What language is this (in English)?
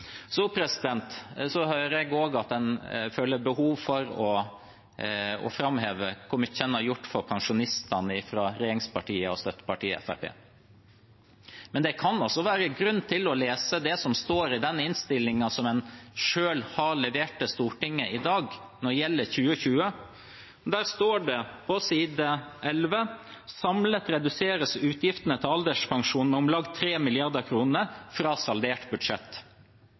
Norwegian Bokmål